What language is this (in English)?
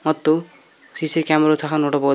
Kannada